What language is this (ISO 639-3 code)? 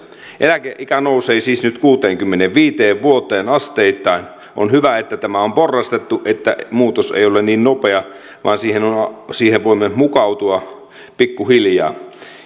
fin